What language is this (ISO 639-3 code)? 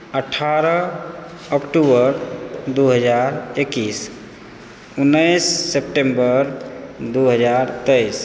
mai